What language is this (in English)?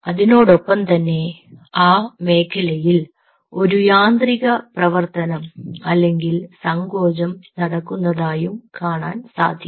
Malayalam